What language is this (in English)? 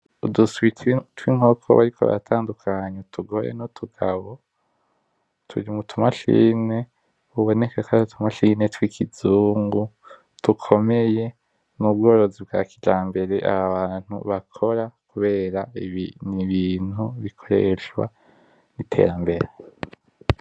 Rundi